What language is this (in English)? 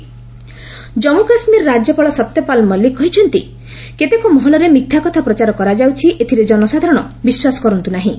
Odia